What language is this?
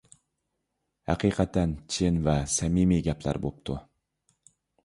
Uyghur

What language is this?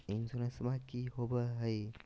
Magahi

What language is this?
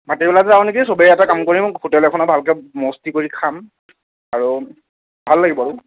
Assamese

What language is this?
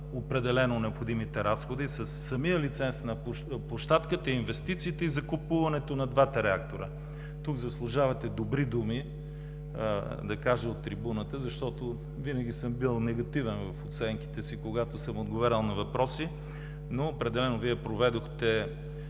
Bulgarian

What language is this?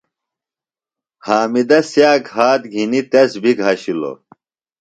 Phalura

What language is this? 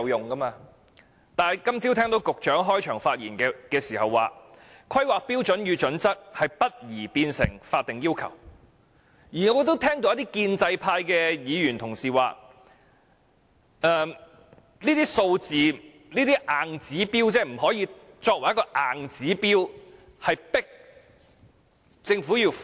Cantonese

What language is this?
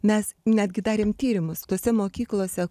Lithuanian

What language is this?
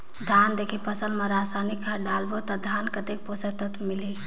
Chhattisgarhi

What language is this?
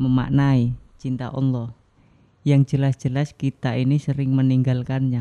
Indonesian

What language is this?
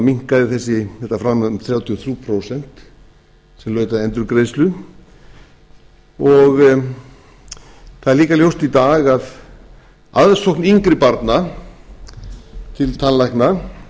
Icelandic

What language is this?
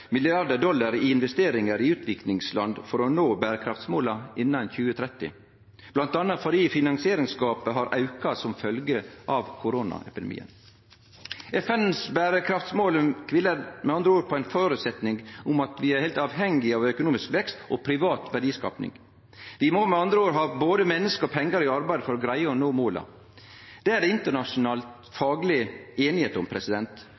Norwegian Nynorsk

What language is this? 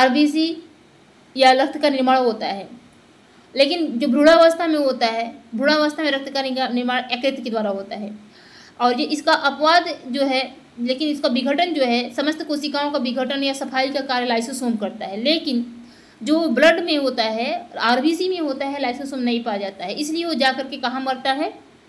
Hindi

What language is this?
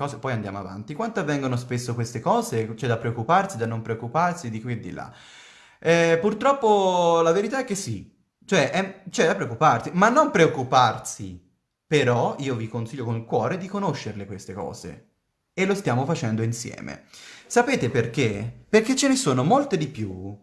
Italian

